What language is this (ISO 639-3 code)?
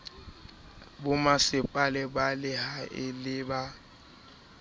sot